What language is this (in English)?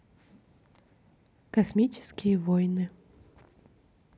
Russian